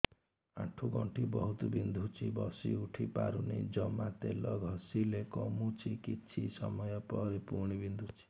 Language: Odia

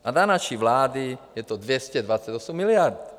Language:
Czech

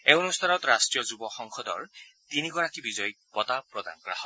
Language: Assamese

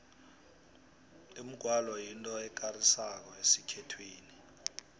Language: South Ndebele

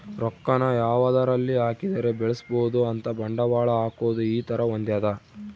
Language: Kannada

